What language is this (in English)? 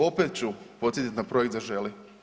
Croatian